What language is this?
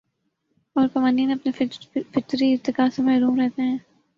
Urdu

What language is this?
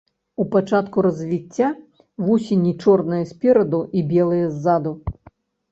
Belarusian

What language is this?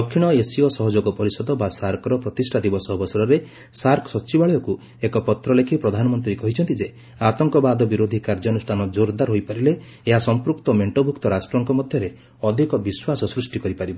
Odia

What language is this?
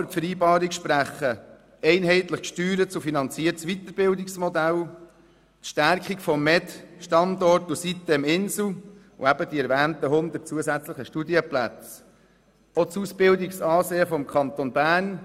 Swiss German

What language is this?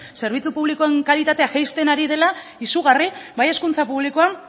Basque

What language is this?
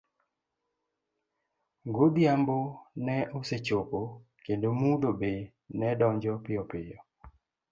Luo (Kenya and Tanzania)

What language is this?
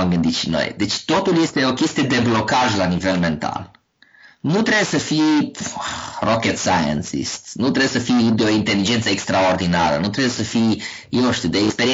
Romanian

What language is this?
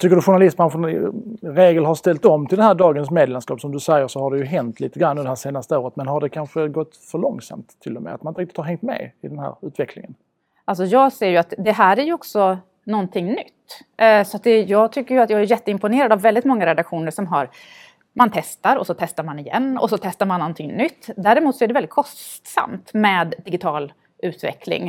Swedish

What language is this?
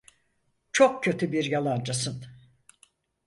Turkish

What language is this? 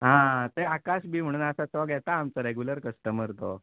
Konkani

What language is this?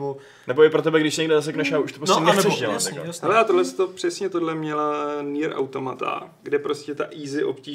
Czech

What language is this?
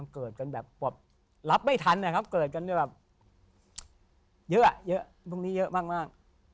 Thai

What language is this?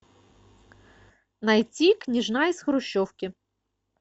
Russian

